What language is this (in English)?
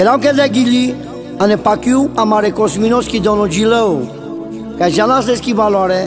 Romanian